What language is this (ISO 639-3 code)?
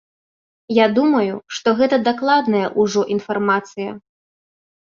bel